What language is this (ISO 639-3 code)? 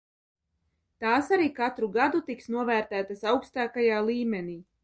lav